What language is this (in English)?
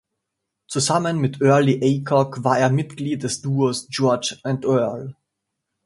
German